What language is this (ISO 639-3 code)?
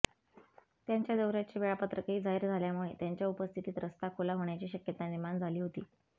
mar